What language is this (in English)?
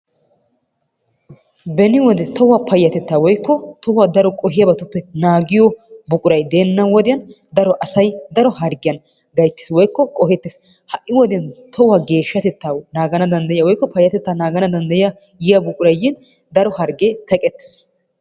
Wolaytta